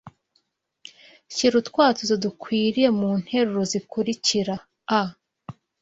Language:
Kinyarwanda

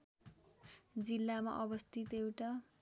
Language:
Nepali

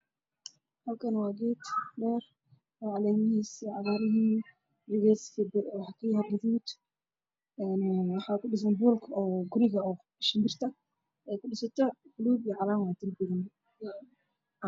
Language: Somali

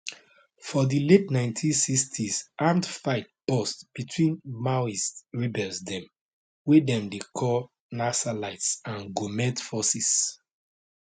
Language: Nigerian Pidgin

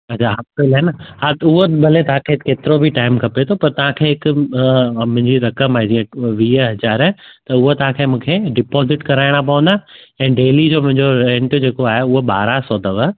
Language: Sindhi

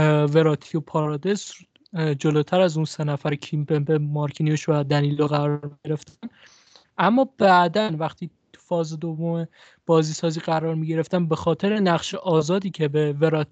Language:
Persian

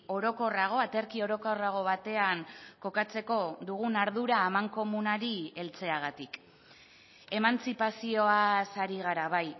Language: Basque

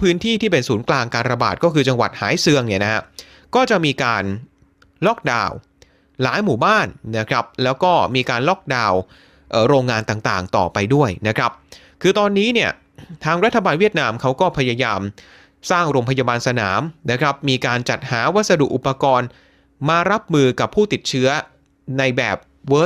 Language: Thai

